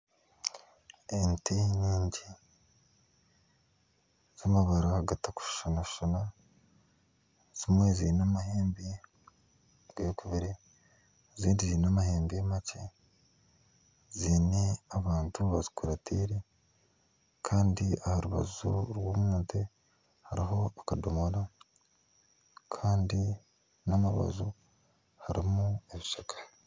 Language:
Nyankole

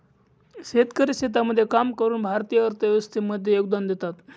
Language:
Marathi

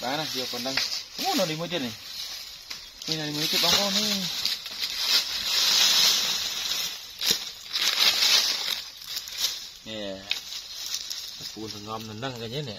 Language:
Vietnamese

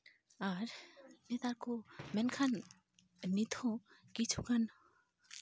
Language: Santali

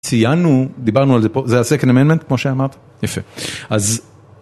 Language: Hebrew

